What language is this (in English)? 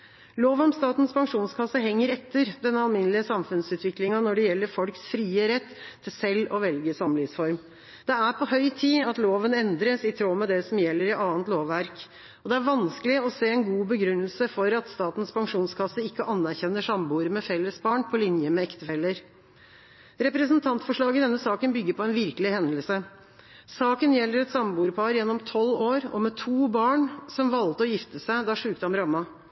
Norwegian Bokmål